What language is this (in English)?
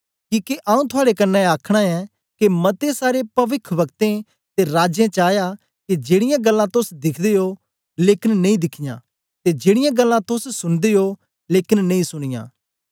Dogri